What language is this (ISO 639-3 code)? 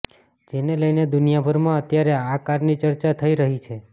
guj